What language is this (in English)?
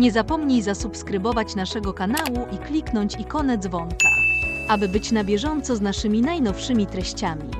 Polish